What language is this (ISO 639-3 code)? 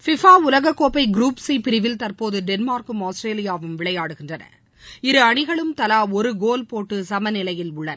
tam